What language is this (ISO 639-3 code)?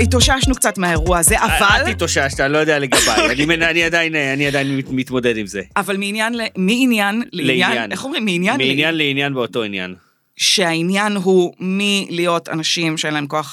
heb